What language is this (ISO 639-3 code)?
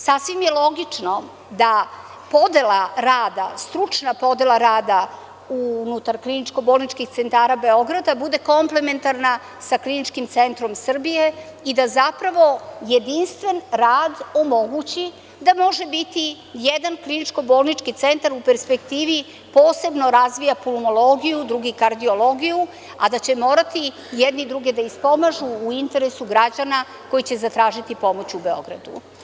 srp